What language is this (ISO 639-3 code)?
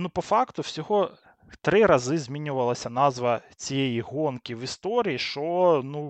ukr